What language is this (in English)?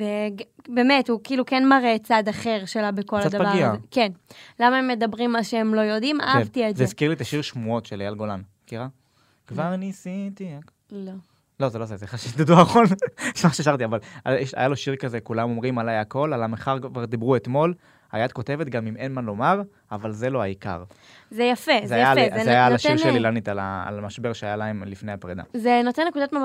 Hebrew